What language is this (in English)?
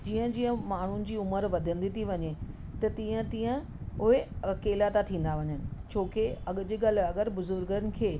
Sindhi